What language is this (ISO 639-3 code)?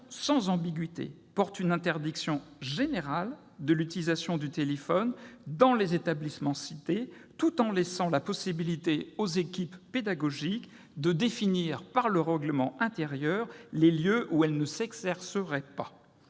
fra